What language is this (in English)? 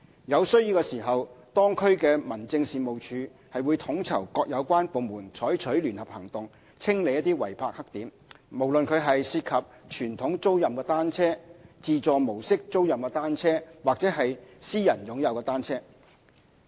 Cantonese